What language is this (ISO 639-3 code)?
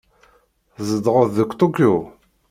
kab